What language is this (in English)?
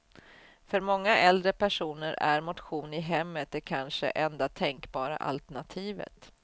Swedish